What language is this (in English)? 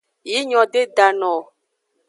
Aja (Benin)